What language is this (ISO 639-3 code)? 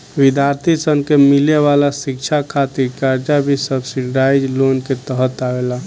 bho